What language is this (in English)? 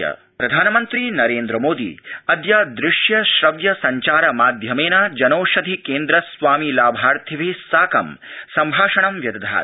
Sanskrit